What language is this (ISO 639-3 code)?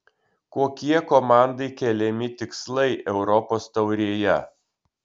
lit